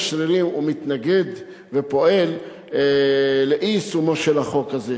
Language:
Hebrew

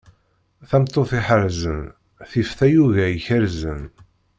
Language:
Kabyle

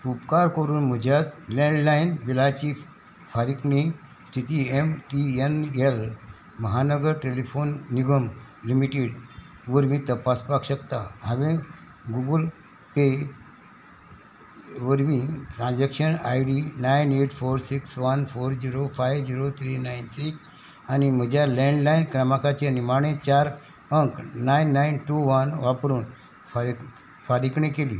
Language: Konkani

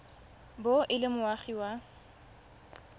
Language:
Tswana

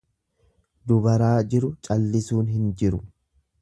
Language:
Oromo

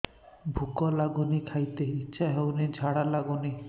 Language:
Odia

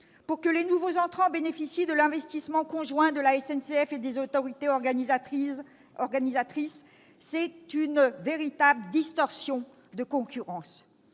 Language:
French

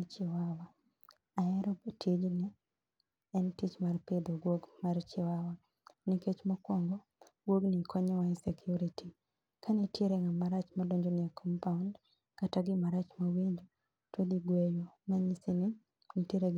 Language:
Luo (Kenya and Tanzania)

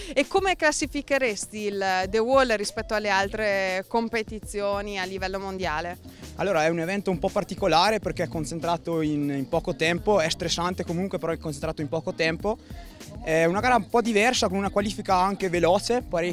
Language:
Italian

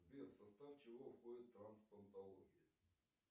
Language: Russian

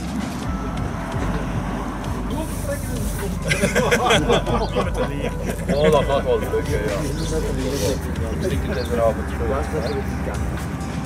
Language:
Dutch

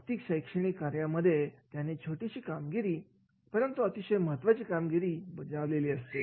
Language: Marathi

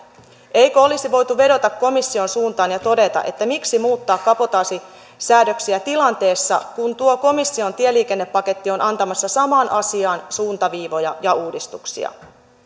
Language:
Finnish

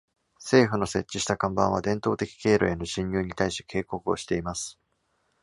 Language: Japanese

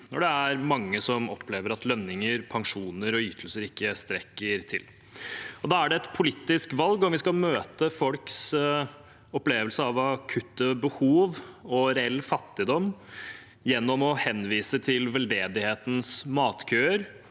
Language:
Norwegian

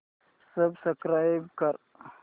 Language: Marathi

